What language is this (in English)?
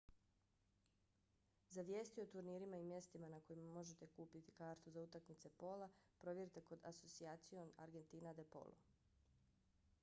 Bosnian